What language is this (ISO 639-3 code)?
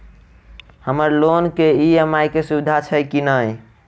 mai